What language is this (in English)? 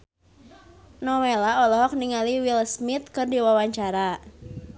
Sundanese